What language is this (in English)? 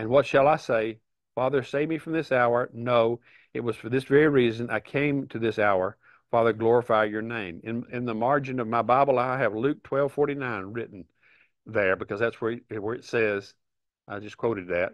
English